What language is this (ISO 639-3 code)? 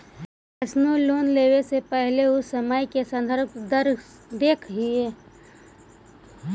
mag